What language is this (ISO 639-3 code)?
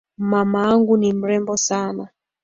swa